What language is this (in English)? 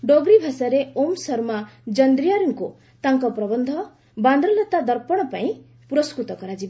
Odia